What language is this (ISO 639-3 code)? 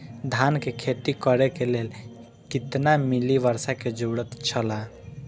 mai